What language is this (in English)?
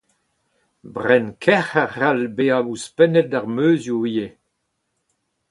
Breton